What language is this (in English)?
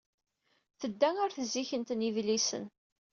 Kabyle